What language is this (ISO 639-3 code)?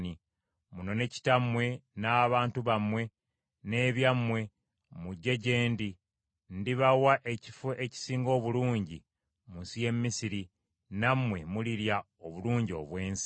lug